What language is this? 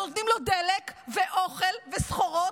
Hebrew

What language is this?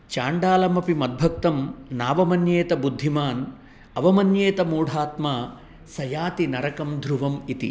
Sanskrit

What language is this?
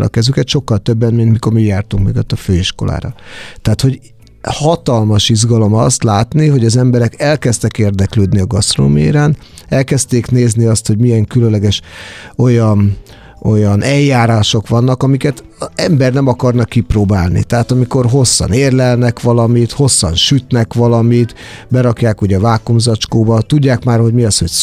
Hungarian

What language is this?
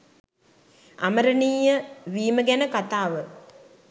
Sinhala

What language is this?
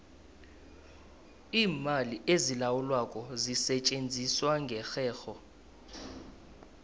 South Ndebele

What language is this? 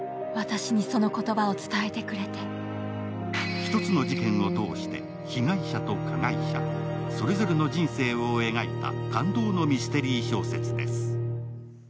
Japanese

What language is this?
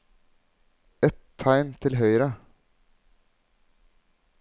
Norwegian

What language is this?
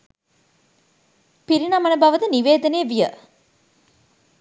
Sinhala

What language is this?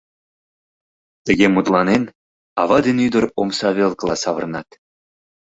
Mari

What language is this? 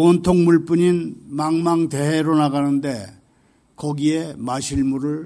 Korean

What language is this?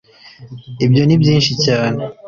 Kinyarwanda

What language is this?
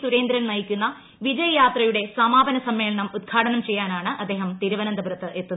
Malayalam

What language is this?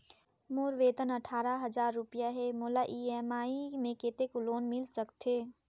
Chhattisgarhi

